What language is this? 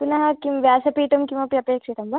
Sanskrit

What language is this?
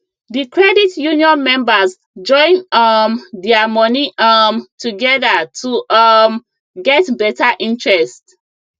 Nigerian Pidgin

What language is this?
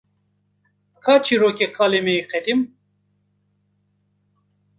Kurdish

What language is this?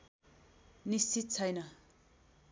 Nepali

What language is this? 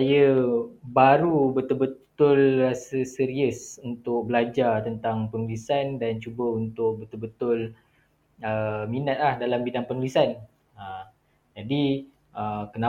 Malay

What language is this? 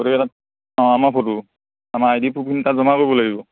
Assamese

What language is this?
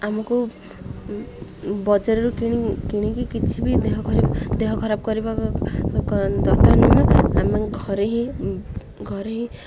Odia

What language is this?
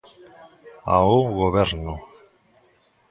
Galician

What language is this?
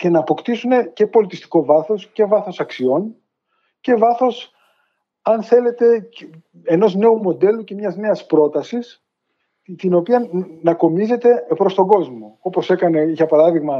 Greek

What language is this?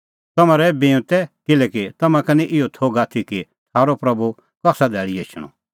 Kullu Pahari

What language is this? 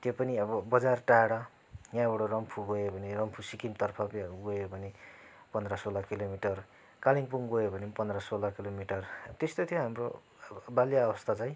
Nepali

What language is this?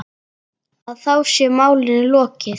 Icelandic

